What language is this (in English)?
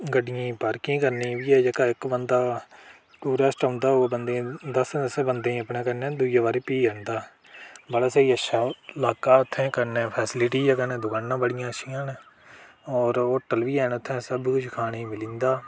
Dogri